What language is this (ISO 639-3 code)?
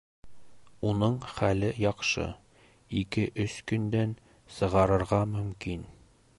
bak